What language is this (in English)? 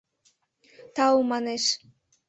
Mari